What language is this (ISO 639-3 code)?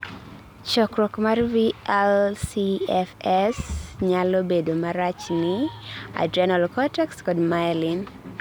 luo